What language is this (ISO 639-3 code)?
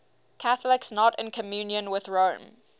eng